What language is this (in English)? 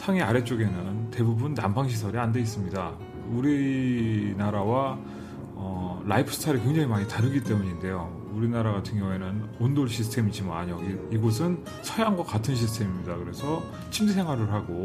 Korean